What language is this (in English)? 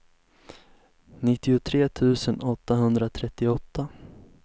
Swedish